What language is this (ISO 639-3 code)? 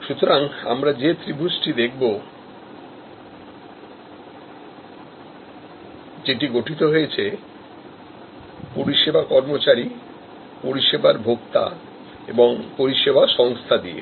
ben